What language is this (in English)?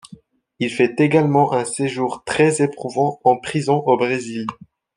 French